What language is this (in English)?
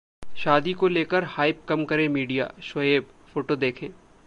Hindi